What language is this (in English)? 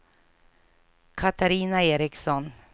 Swedish